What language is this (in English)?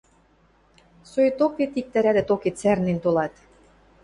Western Mari